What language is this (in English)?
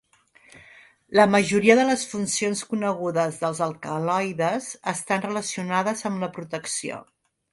Catalan